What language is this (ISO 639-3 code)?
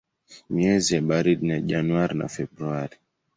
swa